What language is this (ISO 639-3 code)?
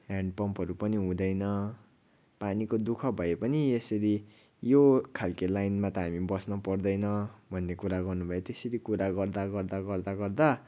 nep